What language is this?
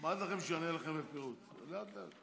Hebrew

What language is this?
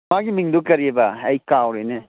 Manipuri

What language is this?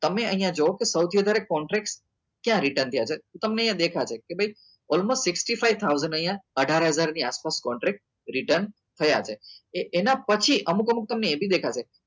Gujarati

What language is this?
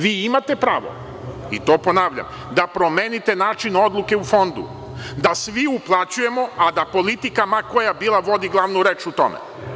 Serbian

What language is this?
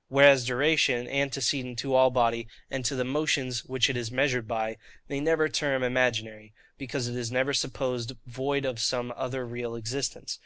English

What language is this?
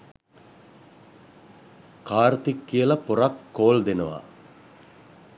Sinhala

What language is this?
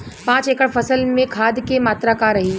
Bhojpuri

